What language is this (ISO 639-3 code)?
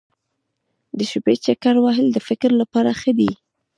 pus